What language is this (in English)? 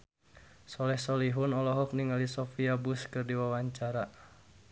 Sundanese